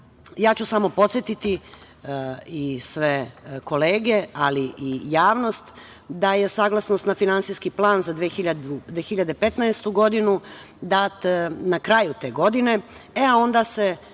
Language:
Serbian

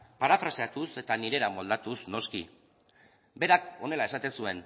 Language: Basque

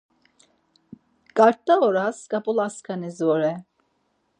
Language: Laz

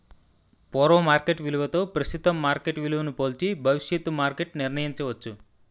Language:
Telugu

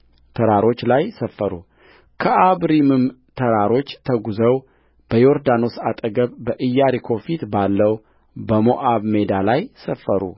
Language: Amharic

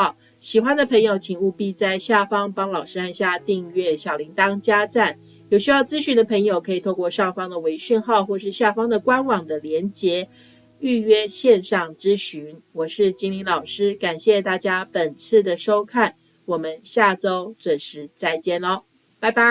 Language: Chinese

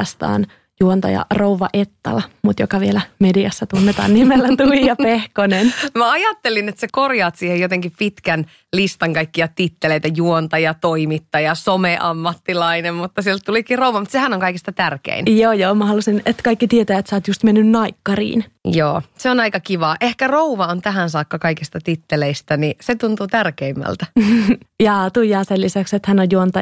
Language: Finnish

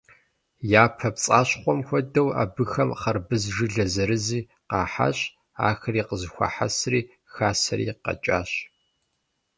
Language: Kabardian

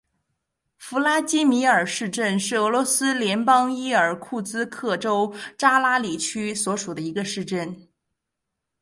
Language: Chinese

